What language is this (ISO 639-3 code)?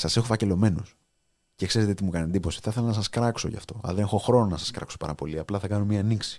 ell